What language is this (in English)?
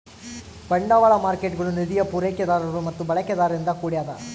Kannada